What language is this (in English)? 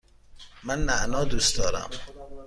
Persian